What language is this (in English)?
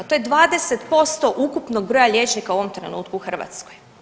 Croatian